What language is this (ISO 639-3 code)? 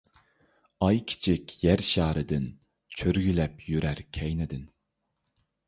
uig